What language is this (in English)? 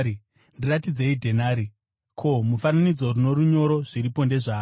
Shona